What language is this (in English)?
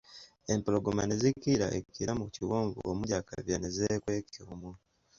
Ganda